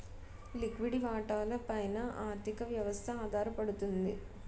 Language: Telugu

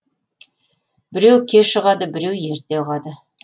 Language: Kazakh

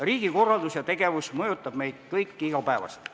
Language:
Estonian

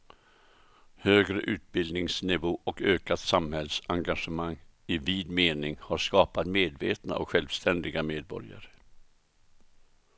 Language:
Swedish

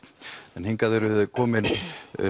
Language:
Icelandic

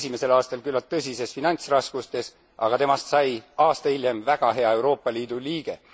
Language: Estonian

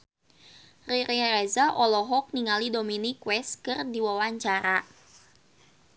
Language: Sundanese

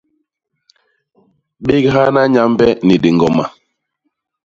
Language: Basaa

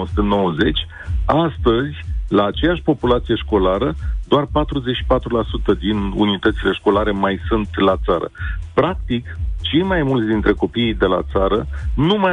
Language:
Romanian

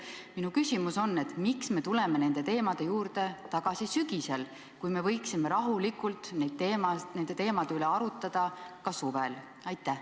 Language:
Estonian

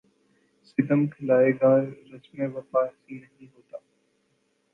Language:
Urdu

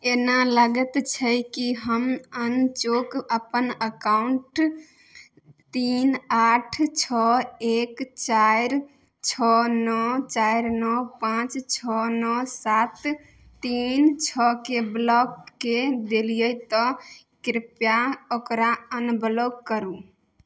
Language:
Maithili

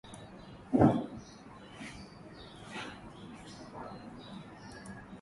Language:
Swahili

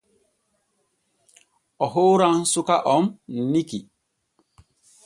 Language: Borgu Fulfulde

